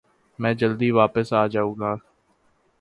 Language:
Urdu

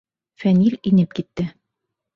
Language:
Bashkir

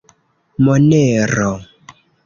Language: Esperanto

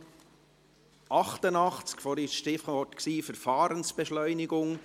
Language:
Swiss German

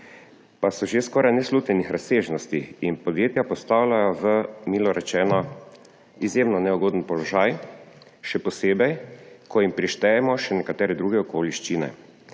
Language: Slovenian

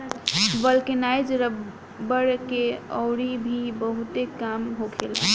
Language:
Bhojpuri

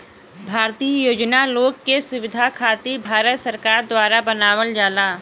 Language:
Bhojpuri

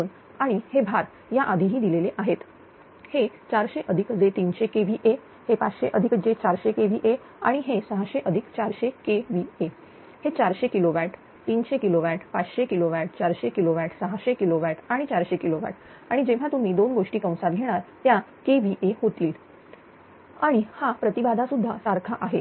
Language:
Marathi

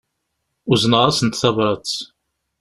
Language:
Kabyle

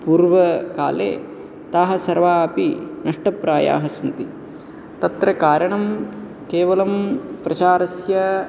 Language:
Sanskrit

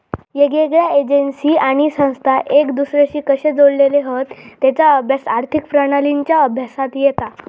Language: Marathi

